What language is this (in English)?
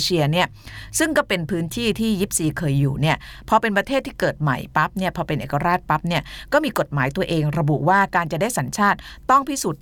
Thai